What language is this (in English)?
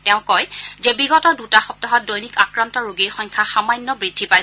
Assamese